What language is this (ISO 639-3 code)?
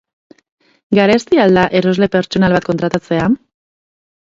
eus